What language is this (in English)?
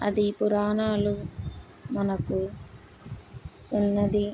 Telugu